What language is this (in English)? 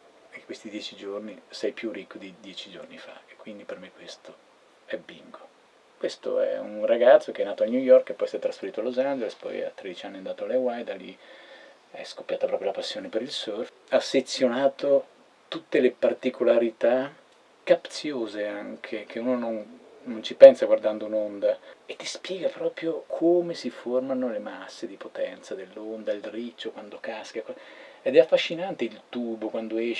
Italian